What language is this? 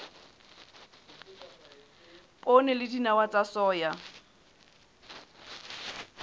Southern Sotho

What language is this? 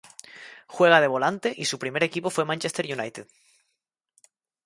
Spanish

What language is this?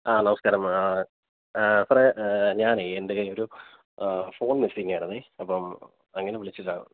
Malayalam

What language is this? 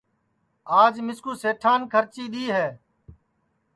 Sansi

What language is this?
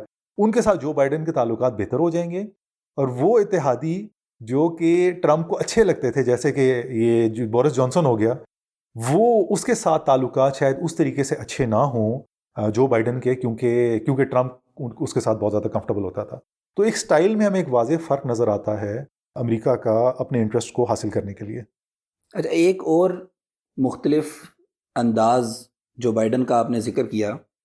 Urdu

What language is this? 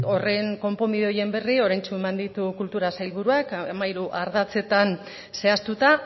Basque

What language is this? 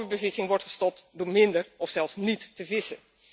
Dutch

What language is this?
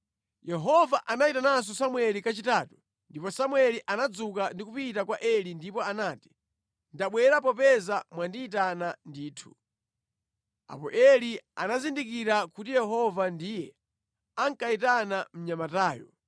Nyanja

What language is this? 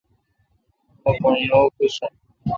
Kalkoti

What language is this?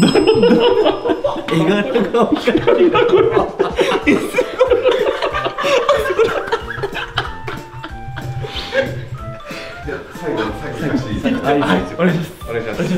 Japanese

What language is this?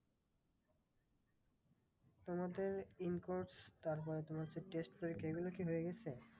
Bangla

